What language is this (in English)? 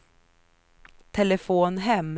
Swedish